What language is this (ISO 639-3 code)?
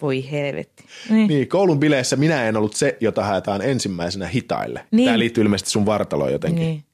fin